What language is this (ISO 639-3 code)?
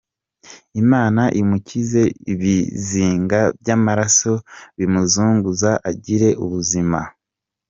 kin